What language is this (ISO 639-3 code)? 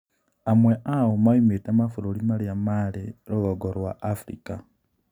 kik